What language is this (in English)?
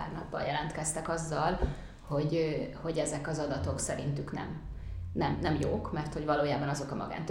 Hungarian